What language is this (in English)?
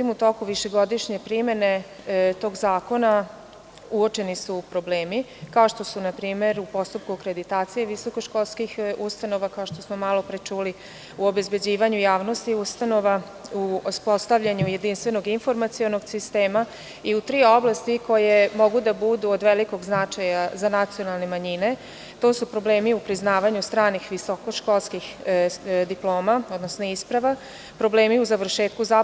Serbian